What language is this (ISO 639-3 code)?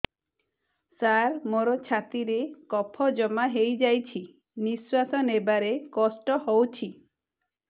ori